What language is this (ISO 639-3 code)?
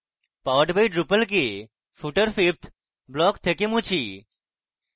ben